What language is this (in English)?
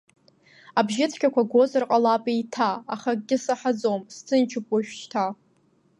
Abkhazian